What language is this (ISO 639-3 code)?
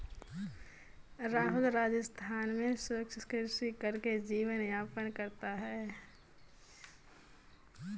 hin